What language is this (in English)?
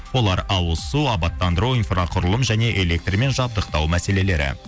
Kazakh